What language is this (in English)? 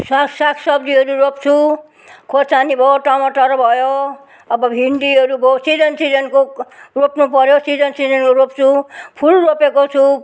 Nepali